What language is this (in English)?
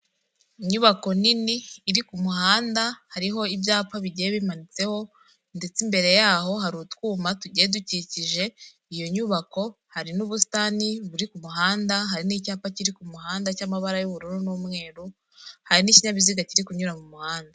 Kinyarwanda